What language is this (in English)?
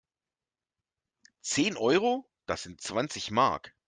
German